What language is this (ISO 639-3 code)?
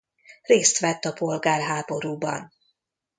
hun